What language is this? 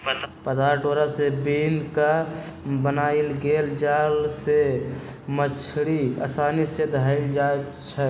Magahi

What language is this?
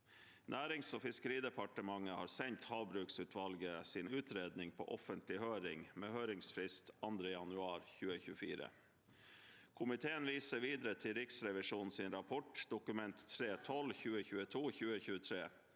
Norwegian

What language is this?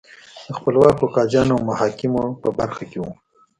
Pashto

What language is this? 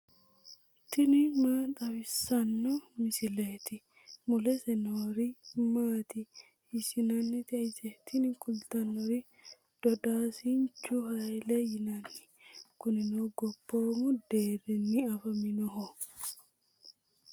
Sidamo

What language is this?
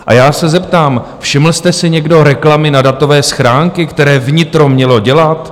Czech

